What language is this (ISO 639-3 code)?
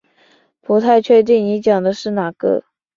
zho